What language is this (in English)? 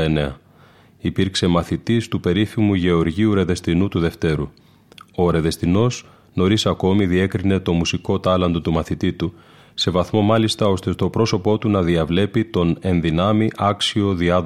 Greek